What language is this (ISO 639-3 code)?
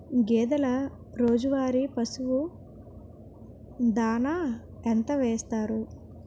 tel